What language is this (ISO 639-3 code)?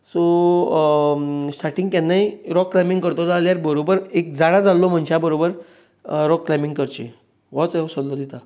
kok